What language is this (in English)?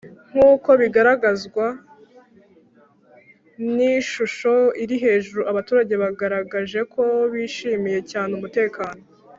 Kinyarwanda